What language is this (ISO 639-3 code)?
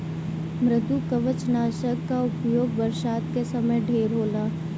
bho